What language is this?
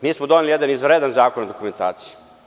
Serbian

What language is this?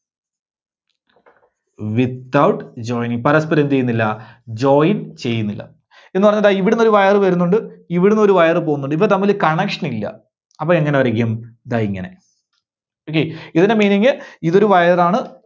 Malayalam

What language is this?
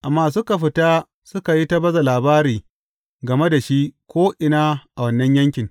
Hausa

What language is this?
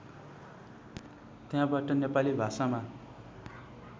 Nepali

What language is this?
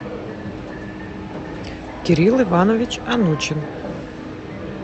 Russian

